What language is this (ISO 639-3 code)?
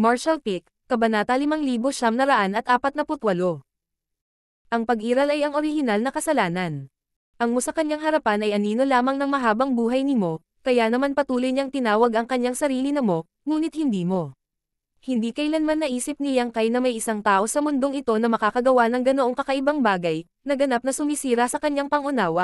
fil